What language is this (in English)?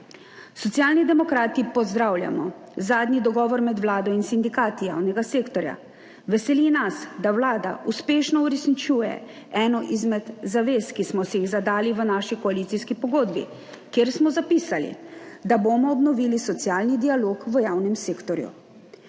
Slovenian